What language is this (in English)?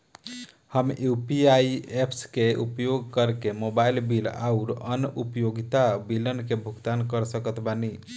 Bhojpuri